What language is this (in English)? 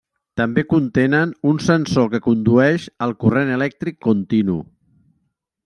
Catalan